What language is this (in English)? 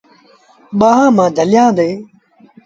Sindhi Bhil